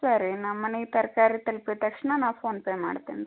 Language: Kannada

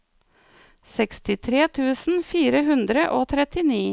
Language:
Norwegian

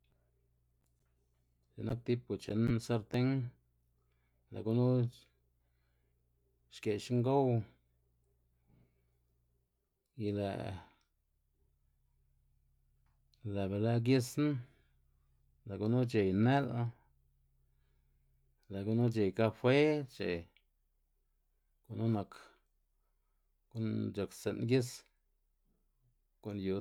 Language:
Xanaguía Zapotec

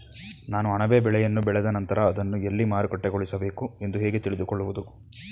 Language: Kannada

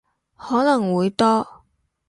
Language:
Cantonese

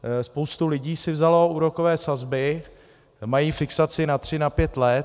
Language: Czech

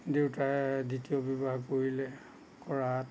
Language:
Assamese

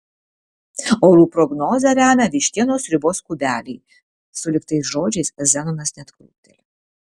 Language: Lithuanian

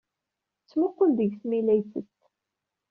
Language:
Kabyle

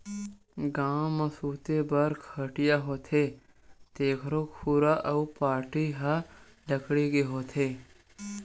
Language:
Chhattisgarhi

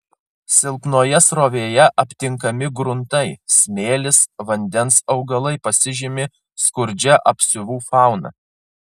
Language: Lithuanian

